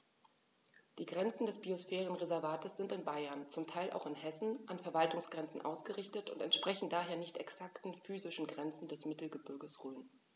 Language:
German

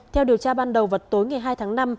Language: Vietnamese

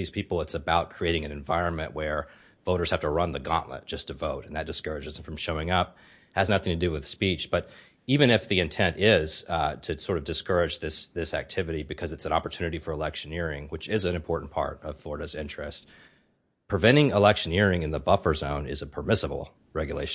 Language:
English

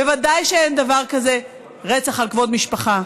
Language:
Hebrew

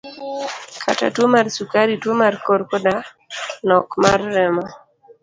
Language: Luo (Kenya and Tanzania)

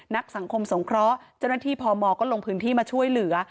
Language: Thai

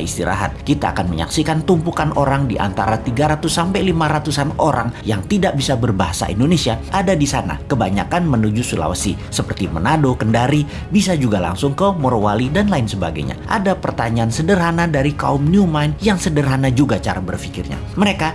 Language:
Indonesian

